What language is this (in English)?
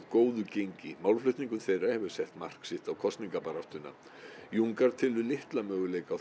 Icelandic